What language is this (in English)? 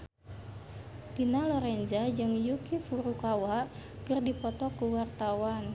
Sundanese